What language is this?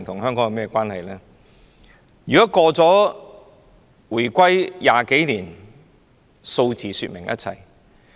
Cantonese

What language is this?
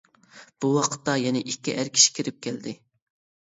Uyghur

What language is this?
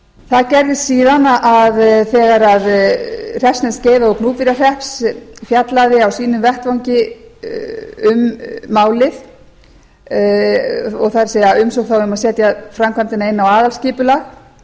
Icelandic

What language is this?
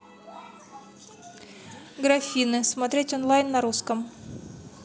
Russian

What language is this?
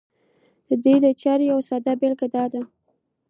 Pashto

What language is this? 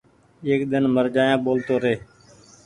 Goaria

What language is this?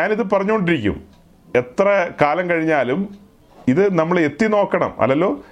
Malayalam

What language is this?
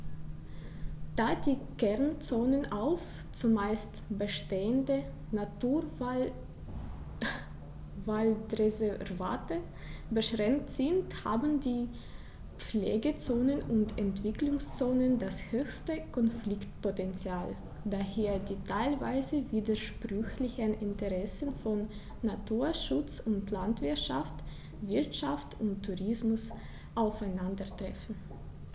German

